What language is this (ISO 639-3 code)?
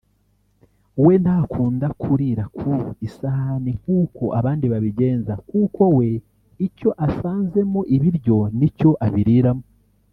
kin